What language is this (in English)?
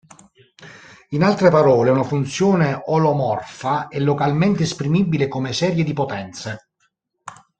Italian